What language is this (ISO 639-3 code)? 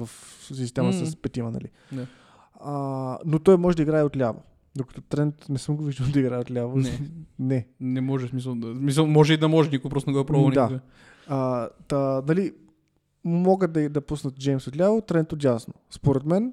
bul